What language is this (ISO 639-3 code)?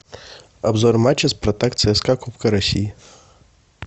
rus